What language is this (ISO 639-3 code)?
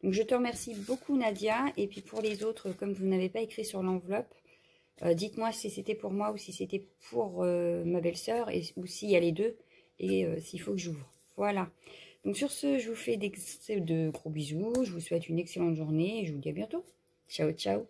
fra